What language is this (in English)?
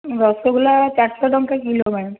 Odia